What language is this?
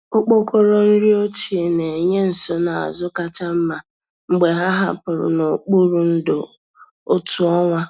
Igbo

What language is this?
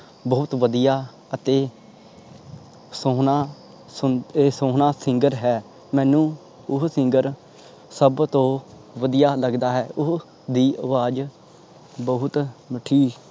Punjabi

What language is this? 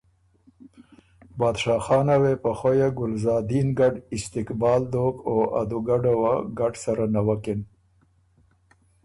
Ormuri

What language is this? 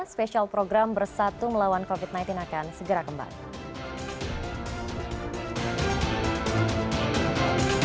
Indonesian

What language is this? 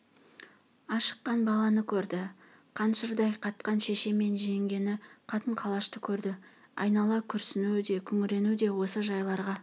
Kazakh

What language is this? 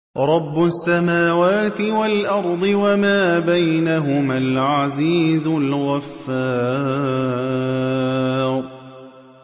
Arabic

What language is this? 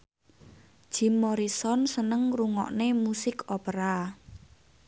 Javanese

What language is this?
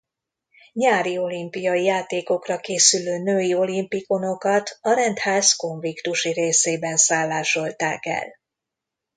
Hungarian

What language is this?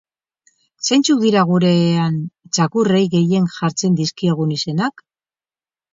Basque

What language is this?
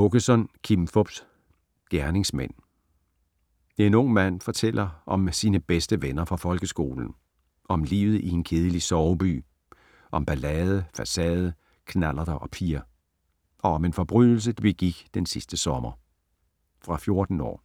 Danish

